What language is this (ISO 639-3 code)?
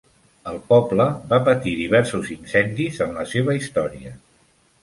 cat